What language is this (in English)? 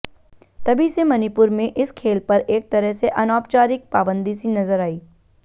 Hindi